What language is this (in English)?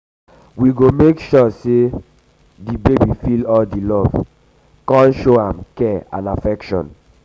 Nigerian Pidgin